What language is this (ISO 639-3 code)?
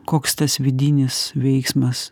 lit